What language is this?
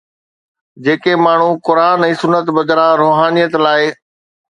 Sindhi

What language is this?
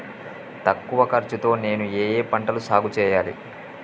Telugu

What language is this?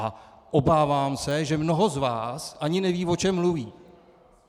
Czech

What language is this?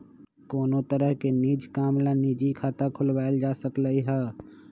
Magahi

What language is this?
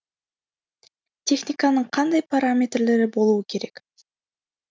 Kazakh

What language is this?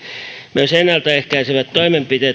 Finnish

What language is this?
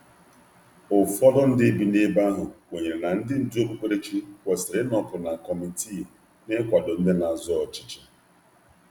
Igbo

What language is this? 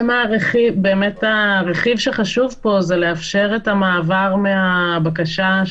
Hebrew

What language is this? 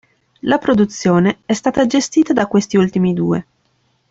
Italian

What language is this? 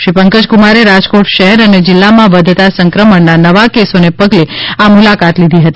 Gujarati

